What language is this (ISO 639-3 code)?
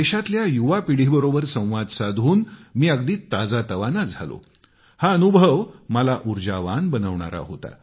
mar